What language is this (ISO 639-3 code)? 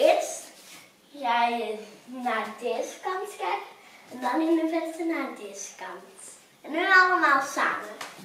nld